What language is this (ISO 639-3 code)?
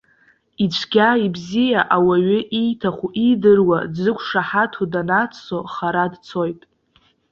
abk